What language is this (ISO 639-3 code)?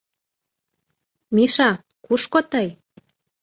chm